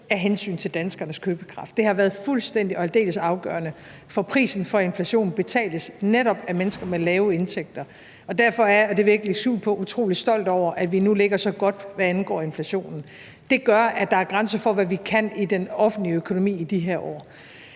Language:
Danish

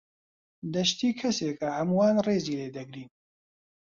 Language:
Central Kurdish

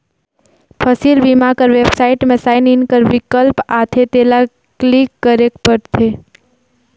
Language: Chhattisgarhi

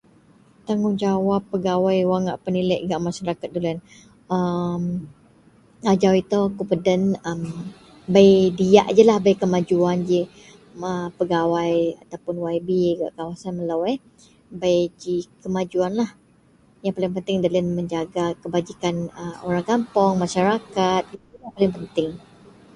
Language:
Central Melanau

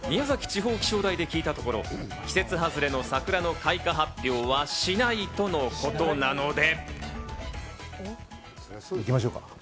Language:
Japanese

